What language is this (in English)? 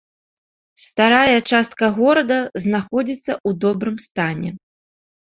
Belarusian